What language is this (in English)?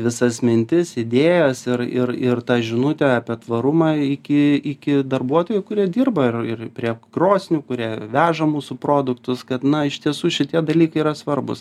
Lithuanian